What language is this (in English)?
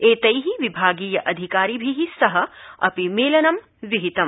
Sanskrit